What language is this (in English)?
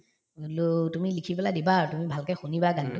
Assamese